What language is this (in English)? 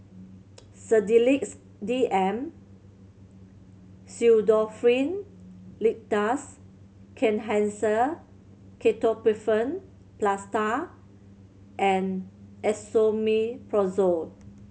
English